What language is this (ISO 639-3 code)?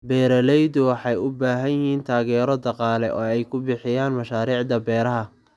som